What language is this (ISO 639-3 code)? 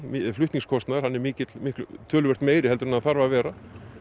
isl